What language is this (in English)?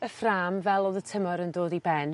Welsh